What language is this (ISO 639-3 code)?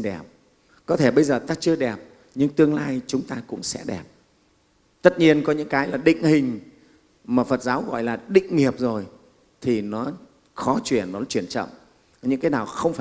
vie